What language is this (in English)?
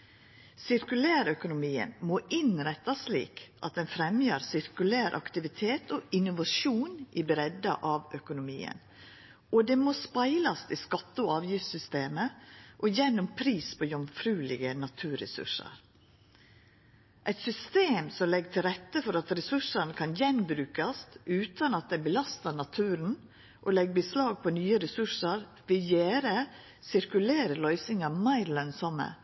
Norwegian Nynorsk